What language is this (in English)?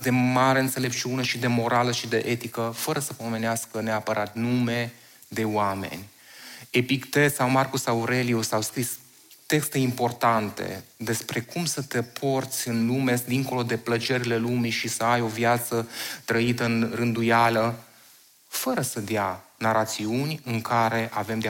Romanian